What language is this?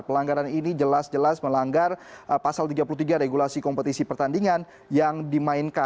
Indonesian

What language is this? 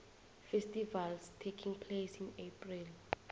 South Ndebele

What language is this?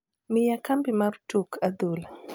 Luo (Kenya and Tanzania)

